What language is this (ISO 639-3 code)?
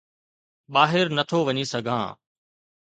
snd